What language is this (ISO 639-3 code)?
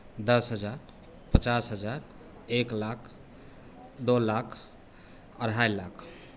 hin